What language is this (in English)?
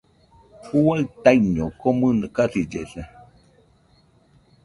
Nüpode Huitoto